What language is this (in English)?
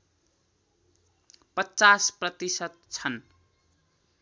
Nepali